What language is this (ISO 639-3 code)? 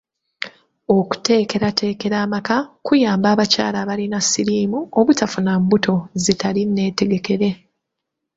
lug